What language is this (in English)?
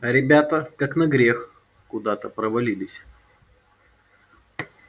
Russian